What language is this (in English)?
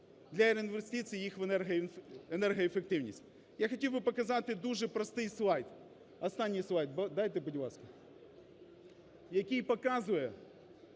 Ukrainian